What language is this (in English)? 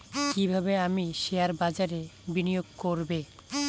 Bangla